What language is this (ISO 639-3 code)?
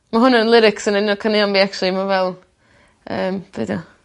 cym